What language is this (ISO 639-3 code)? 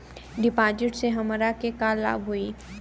bho